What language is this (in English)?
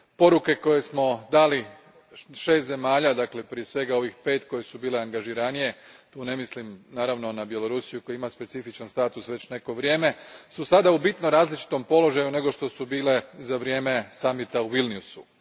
Croatian